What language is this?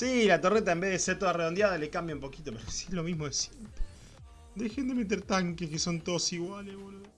Spanish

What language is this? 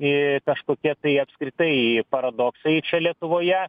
Lithuanian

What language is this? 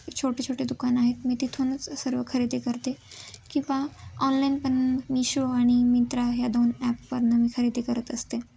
Marathi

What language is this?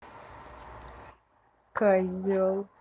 Russian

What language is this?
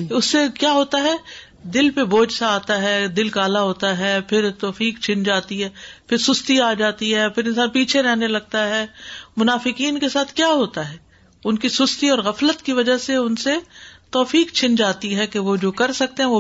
Urdu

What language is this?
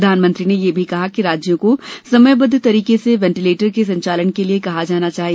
Hindi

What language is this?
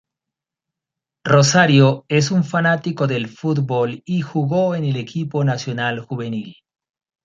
Spanish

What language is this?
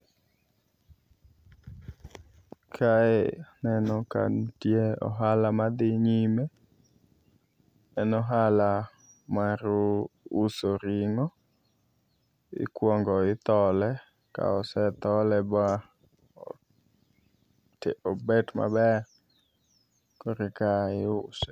Luo (Kenya and Tanzania)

